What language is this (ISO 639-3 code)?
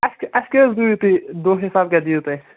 kas